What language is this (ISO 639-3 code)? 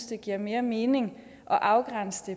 dan